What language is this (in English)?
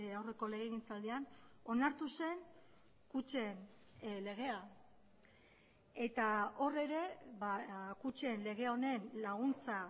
Basque